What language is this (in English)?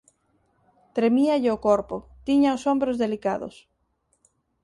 Galician